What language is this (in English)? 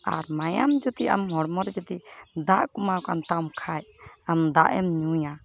Santali